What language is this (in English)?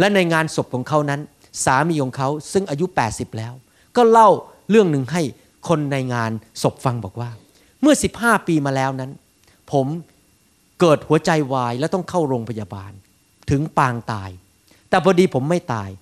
Thai